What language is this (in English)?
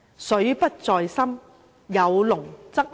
Cantonese